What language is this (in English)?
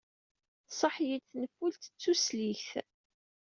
Kabyle